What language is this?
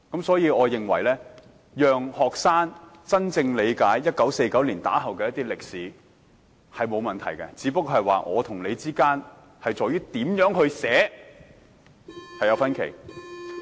Cantonese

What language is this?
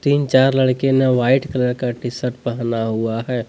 Hindi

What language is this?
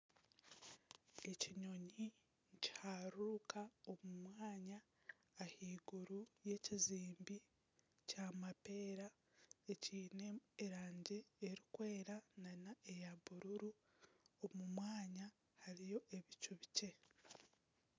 Nyankole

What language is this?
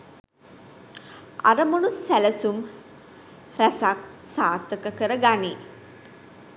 Sinhala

